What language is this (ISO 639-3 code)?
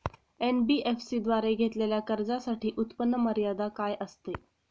mar